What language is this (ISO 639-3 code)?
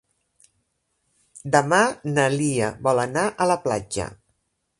cat